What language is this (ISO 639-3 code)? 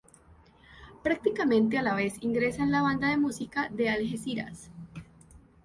spa